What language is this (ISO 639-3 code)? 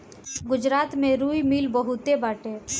bho